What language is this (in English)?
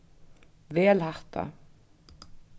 Faroese